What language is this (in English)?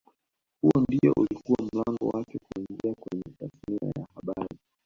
Swahili